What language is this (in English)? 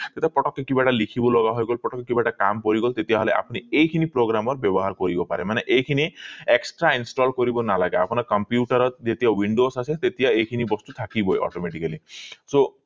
Assamese